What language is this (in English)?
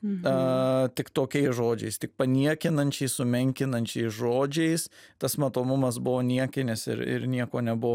Lithuanian